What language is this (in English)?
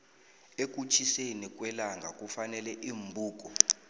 South Ndebele